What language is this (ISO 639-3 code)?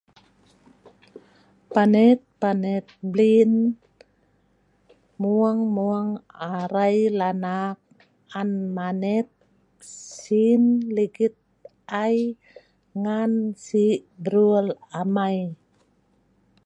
snv